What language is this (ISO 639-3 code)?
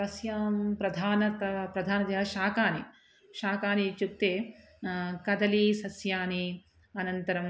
san